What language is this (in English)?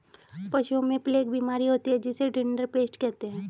Hindi